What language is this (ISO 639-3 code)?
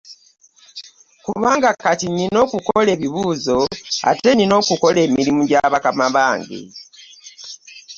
lug